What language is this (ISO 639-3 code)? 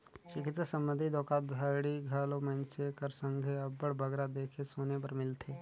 hne